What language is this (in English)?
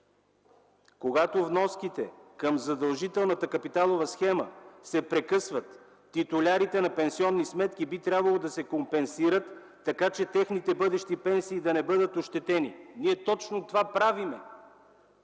Bulgarian